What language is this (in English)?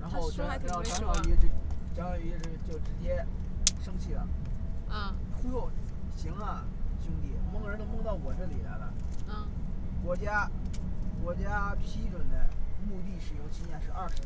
Chinese